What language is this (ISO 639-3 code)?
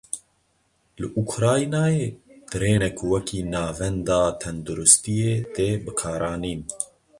kur